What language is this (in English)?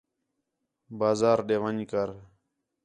Khetrani